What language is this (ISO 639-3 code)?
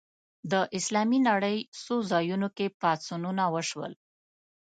pus